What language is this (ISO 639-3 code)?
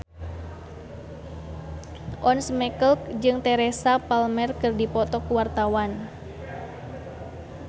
sun